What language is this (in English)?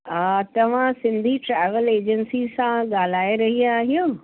Sindhi